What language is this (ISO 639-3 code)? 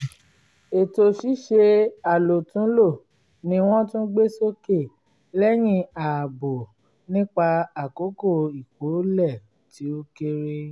yor